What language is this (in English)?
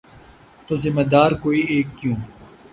Urdu